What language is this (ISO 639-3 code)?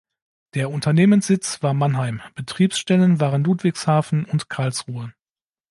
deu